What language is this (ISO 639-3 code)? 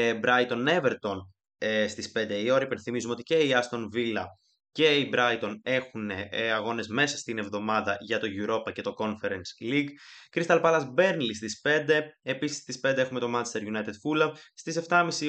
ell